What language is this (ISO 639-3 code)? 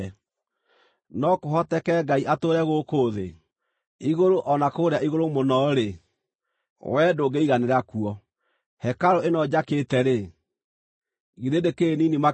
kik